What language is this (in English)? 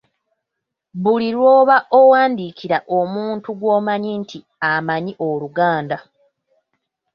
Ganda